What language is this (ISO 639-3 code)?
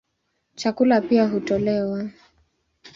swa